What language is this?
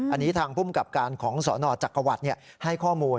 Thai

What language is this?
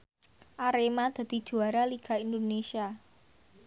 Javanese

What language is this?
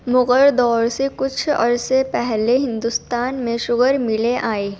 Urdu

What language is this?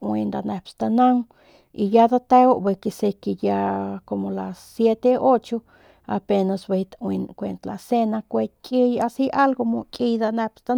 Northern Pame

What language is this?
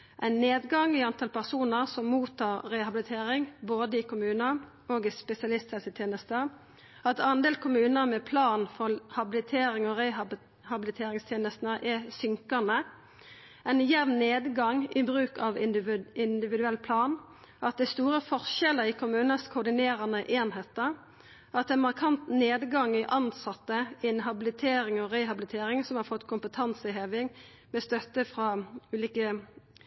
Norwegian Nynorsk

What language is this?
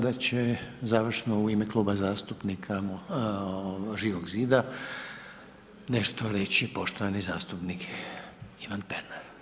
Croatian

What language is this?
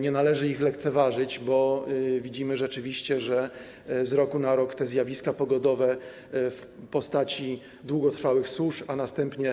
Polish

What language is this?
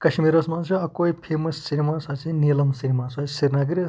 Kashmiri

